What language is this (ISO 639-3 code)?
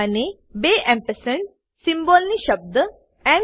guj